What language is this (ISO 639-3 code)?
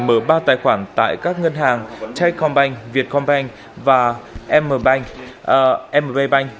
vie